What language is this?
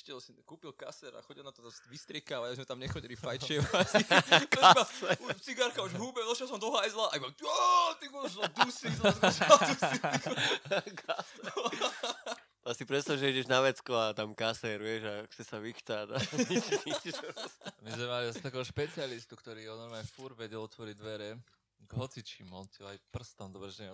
Slovak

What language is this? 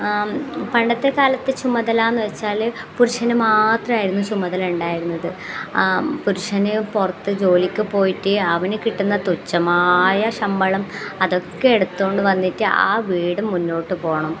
Malayalam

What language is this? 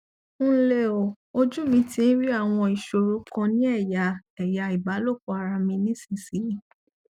Yoruba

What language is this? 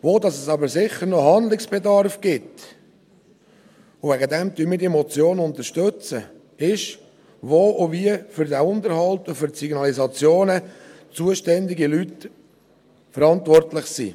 Swiss German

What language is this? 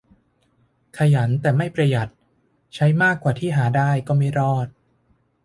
Thai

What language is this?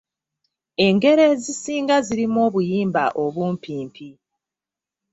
Ganda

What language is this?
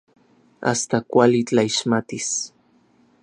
Orizaba Nahuatl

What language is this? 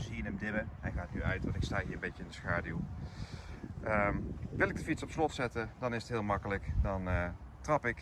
Dutch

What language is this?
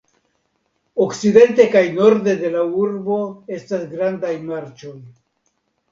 Esperanto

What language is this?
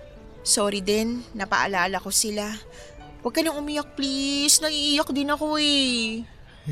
Filipino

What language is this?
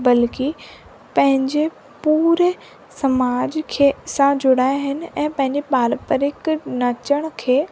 Sindhi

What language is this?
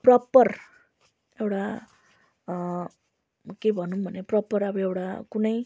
Nepali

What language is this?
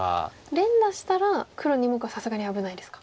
Japanese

